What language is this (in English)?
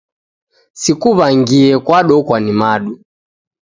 Taita